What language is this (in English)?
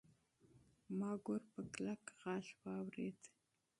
Pashto